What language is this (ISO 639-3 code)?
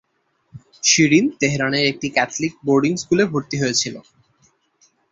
ben